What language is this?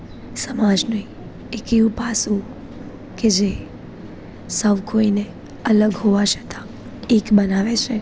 Gujarati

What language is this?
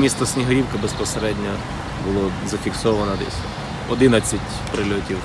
Ukrainian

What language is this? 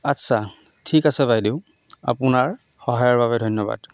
Assamese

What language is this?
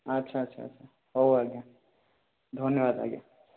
Odia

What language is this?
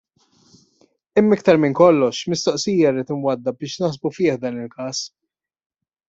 Maltese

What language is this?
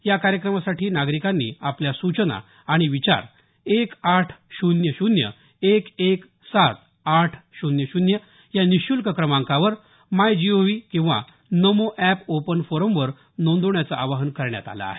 Marathi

